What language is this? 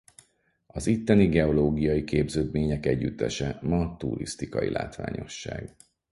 Hungarian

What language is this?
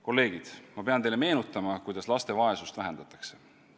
Estonian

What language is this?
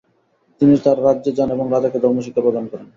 Bangla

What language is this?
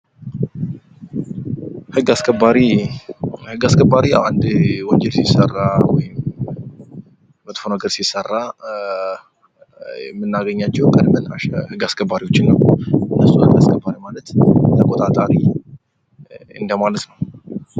Amharic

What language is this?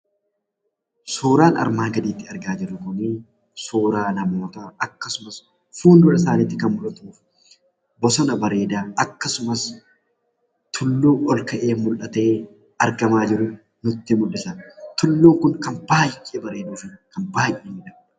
Oromo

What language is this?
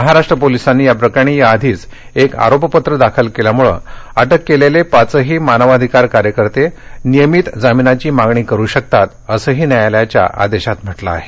Marathi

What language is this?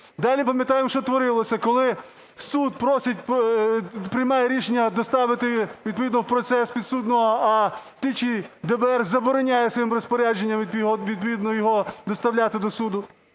Ukrainian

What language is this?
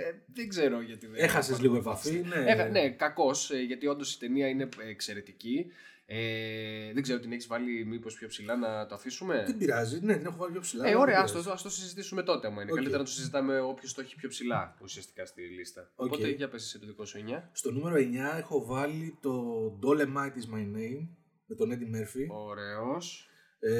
Greek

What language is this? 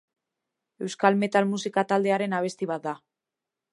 Basque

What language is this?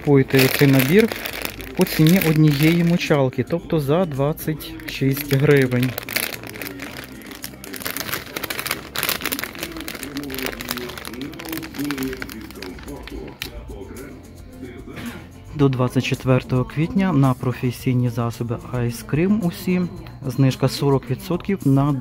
Ukrainian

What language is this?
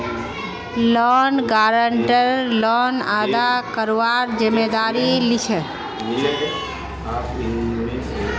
Magahi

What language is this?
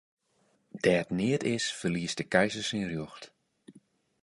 Western Frisian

